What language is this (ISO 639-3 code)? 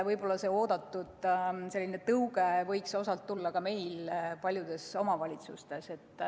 est